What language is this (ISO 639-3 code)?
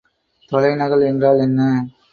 tam